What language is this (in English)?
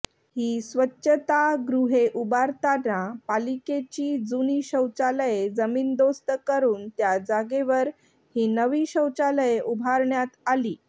Marathi